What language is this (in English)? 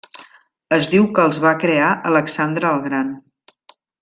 Catalan